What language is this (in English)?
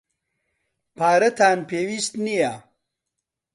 Central Kurdish